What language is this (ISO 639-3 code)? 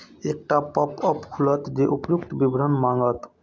mai